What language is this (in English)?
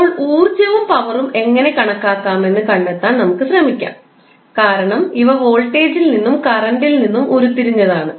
Malayalam